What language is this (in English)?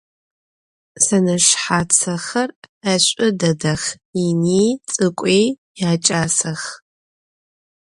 Adyghe